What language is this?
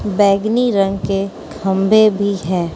Hindi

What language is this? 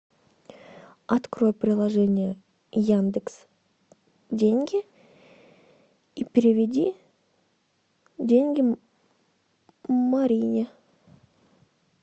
Russian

